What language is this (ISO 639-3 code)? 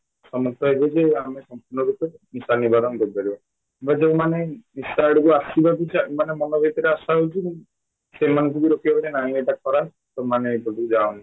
ori